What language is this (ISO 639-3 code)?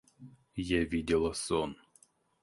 rus